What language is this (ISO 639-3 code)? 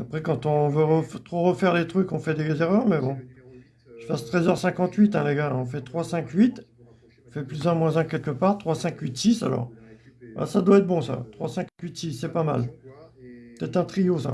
fra